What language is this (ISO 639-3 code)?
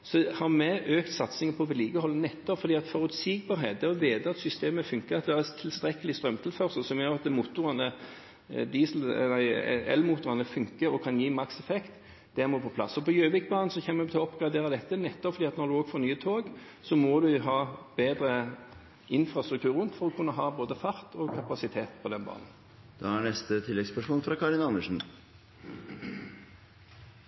nor